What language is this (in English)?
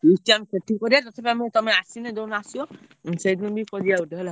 Odia